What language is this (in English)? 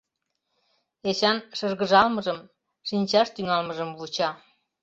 Mari